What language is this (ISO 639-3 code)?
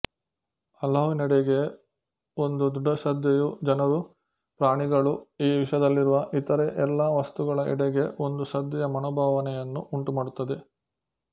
kan